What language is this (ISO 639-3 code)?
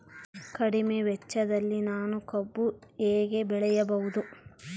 kan